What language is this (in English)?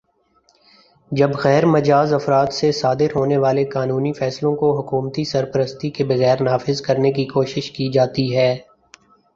Urdu